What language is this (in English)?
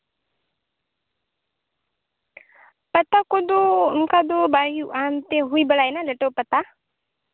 Santali